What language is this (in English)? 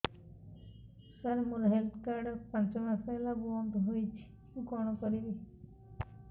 Odia